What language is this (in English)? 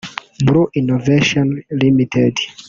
Kinyarwanda